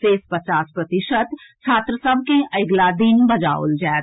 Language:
Maithili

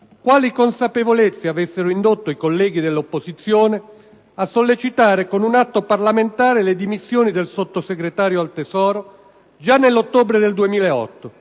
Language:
Italian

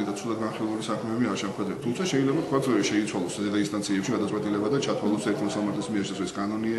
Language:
Romanian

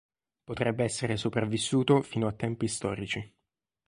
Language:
Italian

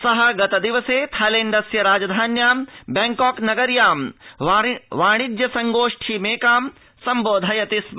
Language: Sanskrit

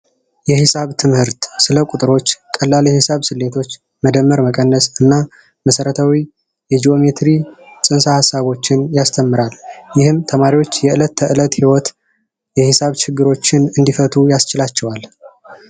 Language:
Amharic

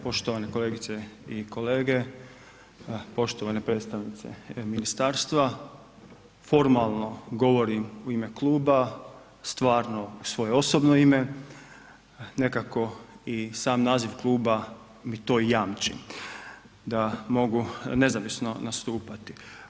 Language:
Croatian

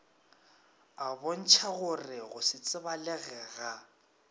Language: Northern Sotho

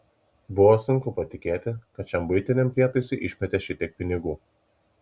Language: Lithuanian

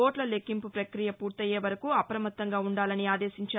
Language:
Telugu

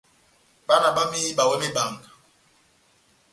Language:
Batanga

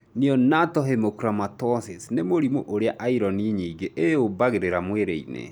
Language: Kikuyu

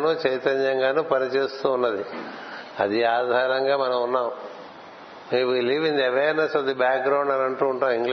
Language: Telugu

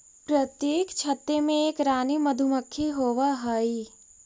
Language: Magahi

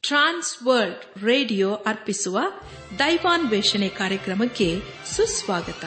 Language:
Kannada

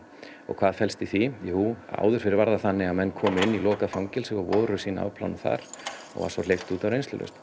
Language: Icelandic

